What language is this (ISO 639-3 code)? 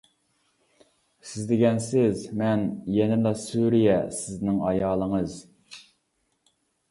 uig